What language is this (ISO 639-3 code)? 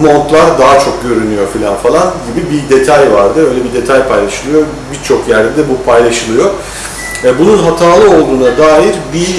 tur